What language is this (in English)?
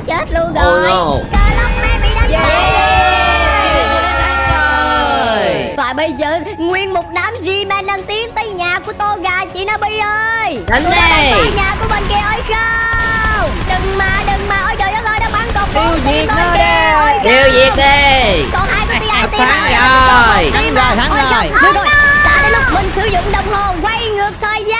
Vietnamese